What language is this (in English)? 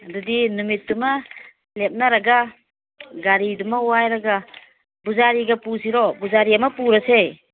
Manipuri